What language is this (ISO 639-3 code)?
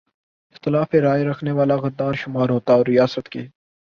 urd